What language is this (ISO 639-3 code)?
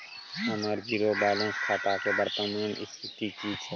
mai